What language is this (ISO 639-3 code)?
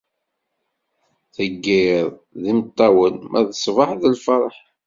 kab